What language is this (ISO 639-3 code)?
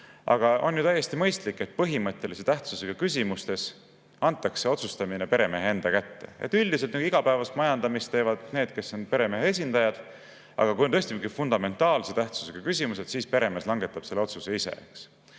est